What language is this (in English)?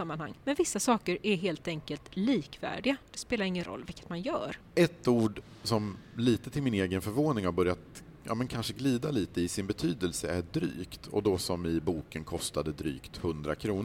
Swedish